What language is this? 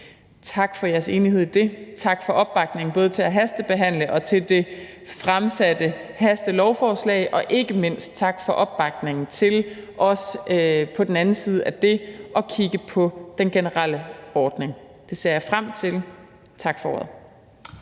Danish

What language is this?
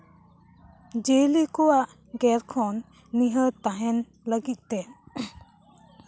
Santali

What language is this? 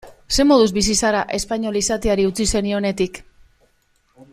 Basque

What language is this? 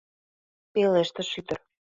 Mari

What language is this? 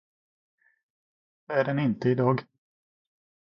Swedish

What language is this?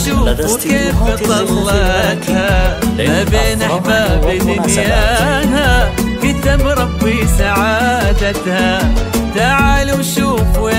Arabic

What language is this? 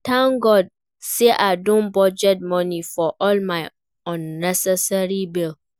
Nigerian Pidgin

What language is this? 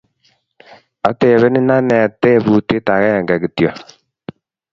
Kalenjin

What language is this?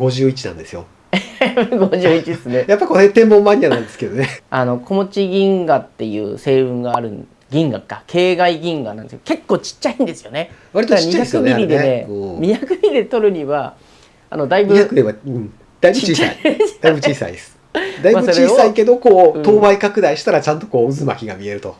Japanese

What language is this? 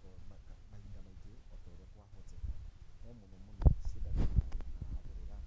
Kikuyu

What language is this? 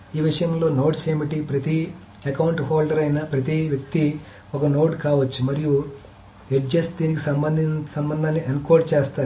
Telugu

